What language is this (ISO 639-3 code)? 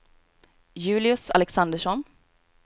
swe